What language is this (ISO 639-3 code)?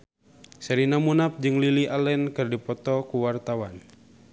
sun